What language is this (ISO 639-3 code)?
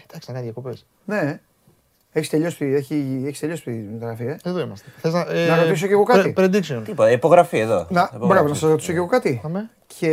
ell